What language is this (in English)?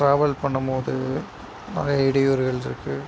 Tamil